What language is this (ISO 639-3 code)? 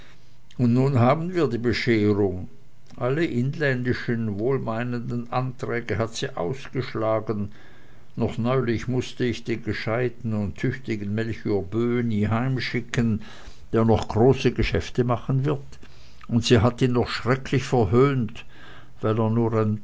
deu